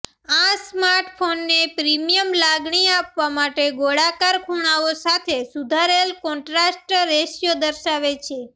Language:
Gujarati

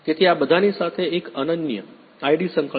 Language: Gujarati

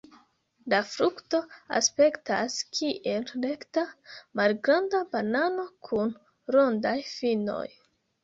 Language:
Esperanto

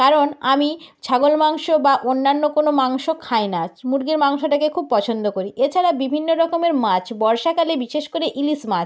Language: Bangla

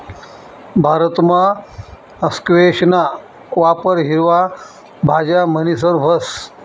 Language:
Marathi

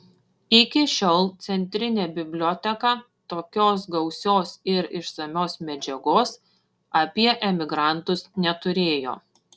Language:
Lithuanian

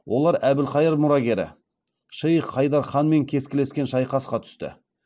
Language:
Kazakh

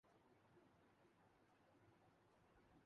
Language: Urdu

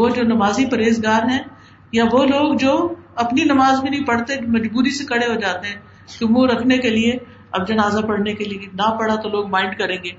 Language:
Urdu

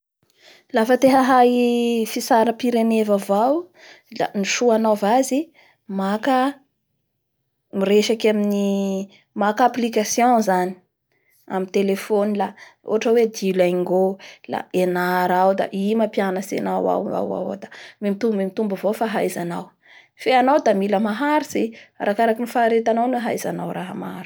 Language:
Bara Malagasy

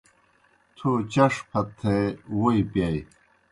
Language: Kohistani Shina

